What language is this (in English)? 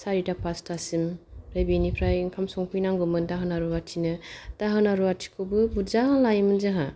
Bodo